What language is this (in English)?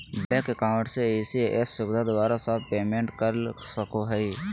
Magahi